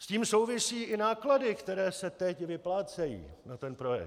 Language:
Czech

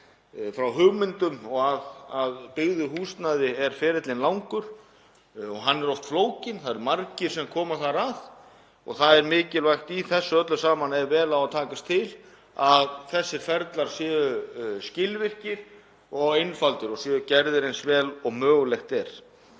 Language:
Icelandic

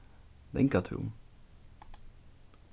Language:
Faroese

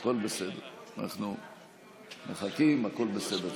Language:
Hebrew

